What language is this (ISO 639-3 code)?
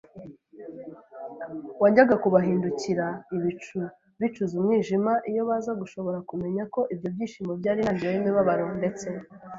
kin